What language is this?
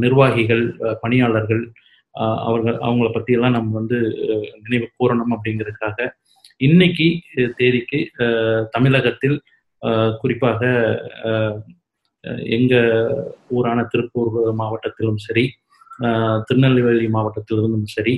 Tamil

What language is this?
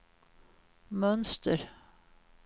Swedish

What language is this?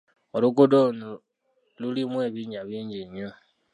Ganda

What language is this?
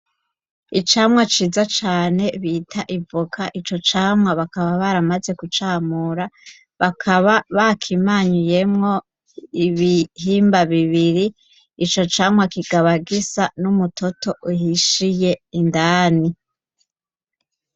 Rundi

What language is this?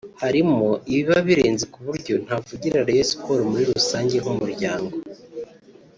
Kinyarwanda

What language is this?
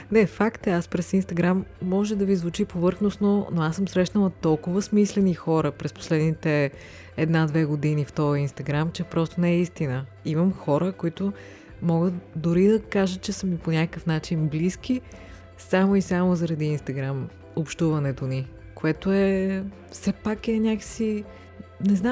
Bulgarian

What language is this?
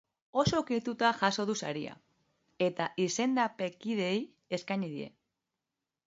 Basque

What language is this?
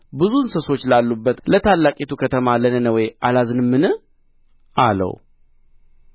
Amharic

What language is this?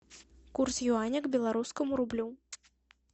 Russian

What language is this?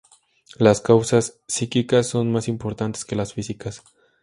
Spanish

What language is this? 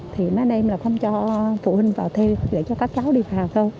Vietnamese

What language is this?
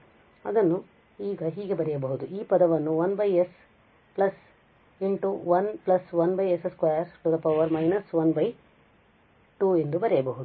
Kannada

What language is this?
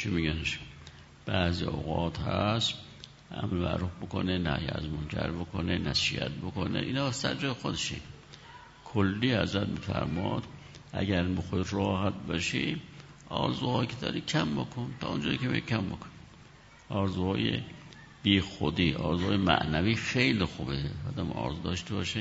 Persian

